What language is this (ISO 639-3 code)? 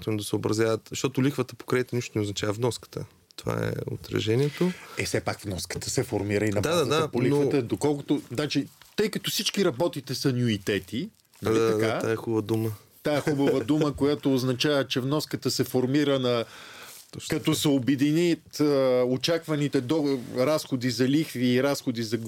bul